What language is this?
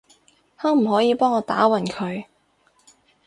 Cantonese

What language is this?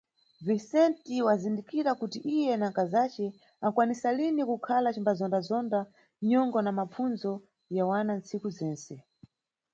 Nyungwe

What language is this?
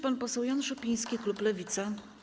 Polish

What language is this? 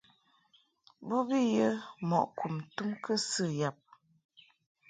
Mungaka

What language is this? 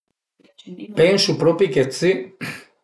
Piedmontese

